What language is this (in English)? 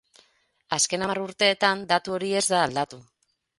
Basque